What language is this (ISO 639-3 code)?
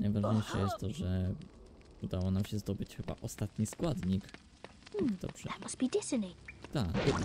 pol